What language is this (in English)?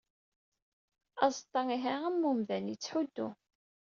Kabyle